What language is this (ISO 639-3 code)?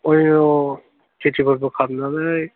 brx